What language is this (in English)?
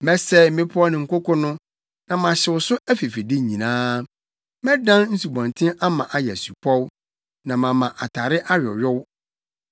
Akan